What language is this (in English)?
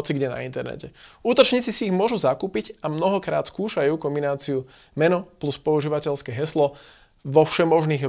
Slovak